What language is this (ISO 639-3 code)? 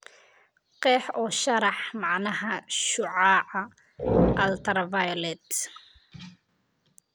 som